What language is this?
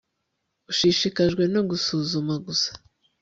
Kinyarwanda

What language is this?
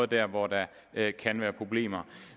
Danish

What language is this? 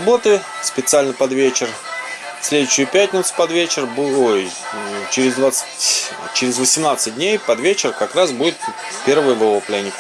Russian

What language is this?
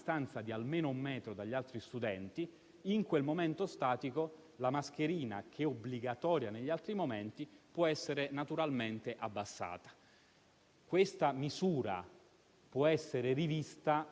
Italian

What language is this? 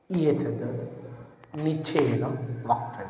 Sanskrit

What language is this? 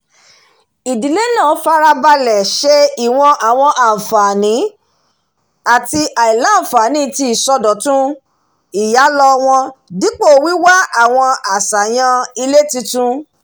Yoruba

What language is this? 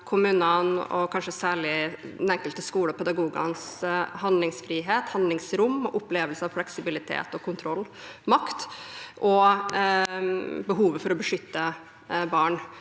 Norwegian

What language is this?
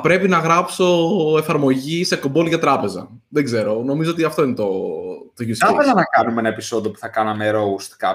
Greek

